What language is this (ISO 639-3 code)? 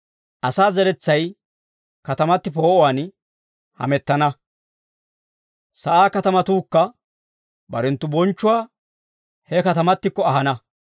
dwr